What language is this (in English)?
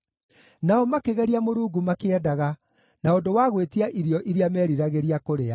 Kikuyu